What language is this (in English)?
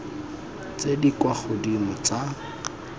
Tswana